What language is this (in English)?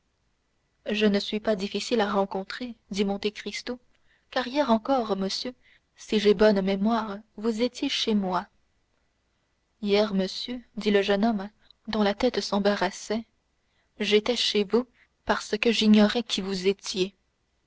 French